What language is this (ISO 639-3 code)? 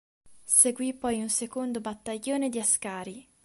ita